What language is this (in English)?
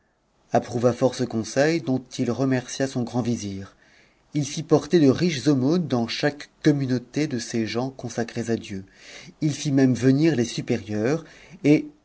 French